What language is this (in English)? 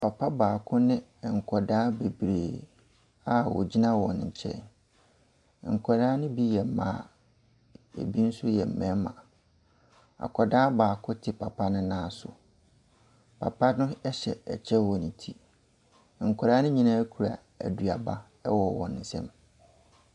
Akan